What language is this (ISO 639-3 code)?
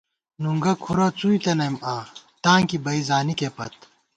gwt